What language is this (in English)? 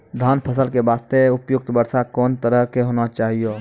Maithili